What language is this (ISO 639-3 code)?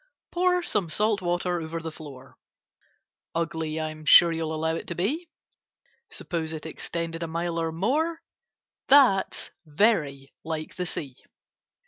eng